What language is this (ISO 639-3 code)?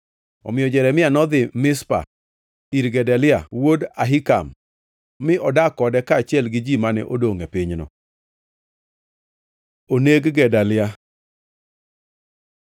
luo